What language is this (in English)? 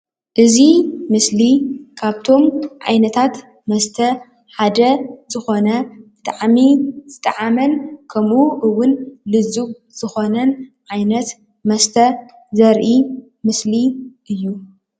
Tigrinya